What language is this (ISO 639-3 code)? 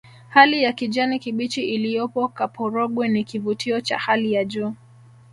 swa